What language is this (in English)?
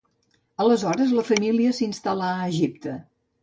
Catalan